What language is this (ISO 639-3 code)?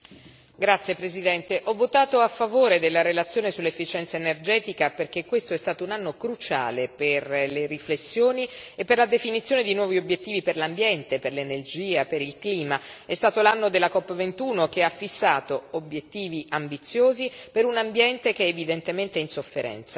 ita